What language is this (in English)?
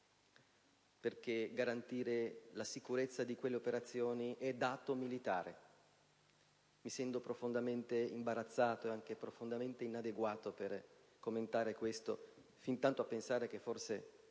Italian